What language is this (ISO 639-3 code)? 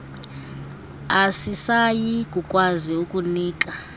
xho